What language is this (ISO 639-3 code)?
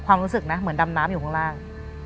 tha